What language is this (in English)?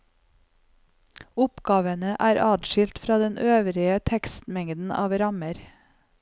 Norwegian